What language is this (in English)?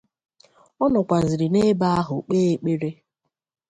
Igbo